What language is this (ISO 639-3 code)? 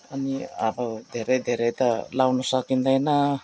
nep